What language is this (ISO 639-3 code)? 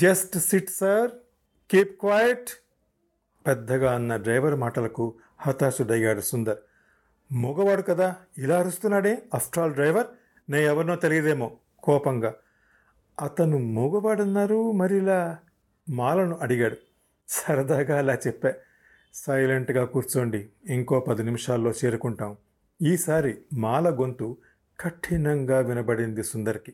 tel